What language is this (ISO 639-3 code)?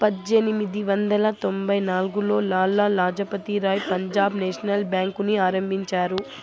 tel